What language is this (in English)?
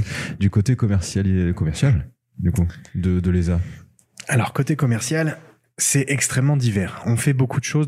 French